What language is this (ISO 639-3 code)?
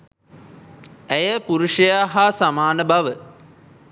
sin